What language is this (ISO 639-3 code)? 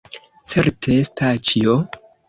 epo